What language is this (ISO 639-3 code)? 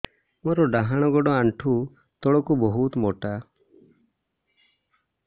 ori